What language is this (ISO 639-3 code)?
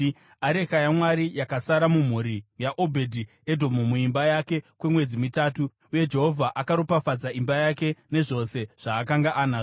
sna